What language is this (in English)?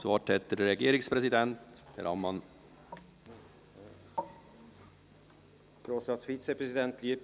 Swiss German